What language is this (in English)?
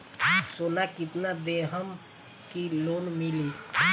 Bhojpuri